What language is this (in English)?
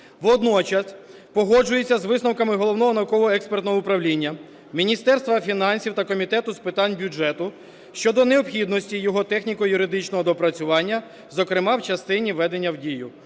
Ukrainian